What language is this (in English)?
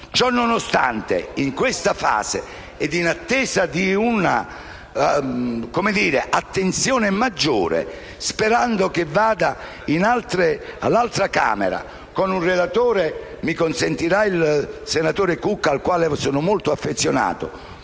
Italian